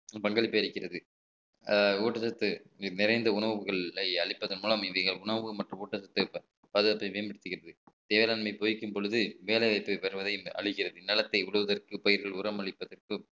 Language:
Tamil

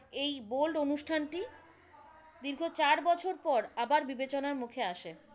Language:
Bangla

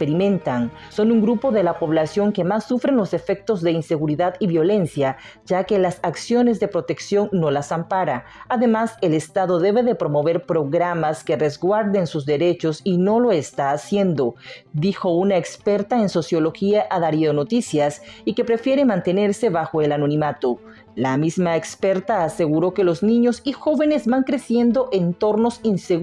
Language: Spanish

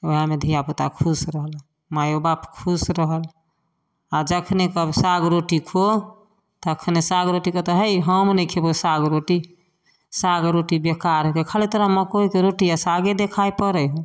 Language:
Maithili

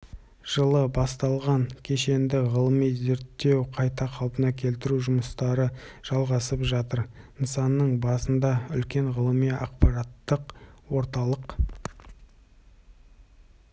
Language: Kazakh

